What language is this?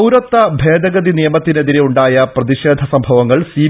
Malayalam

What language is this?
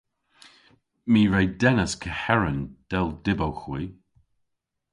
Cornish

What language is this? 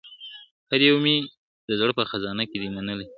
Pashto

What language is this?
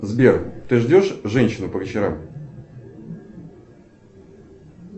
Russian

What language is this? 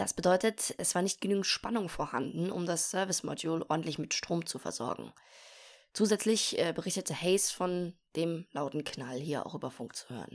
German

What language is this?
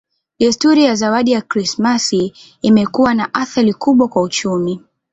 Swahili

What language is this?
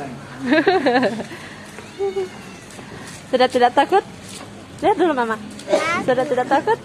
Indonesian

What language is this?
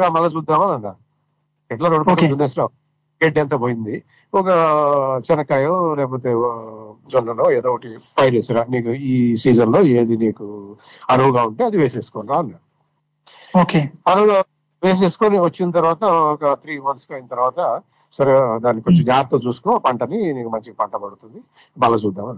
Telugu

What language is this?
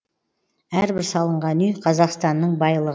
Kazakh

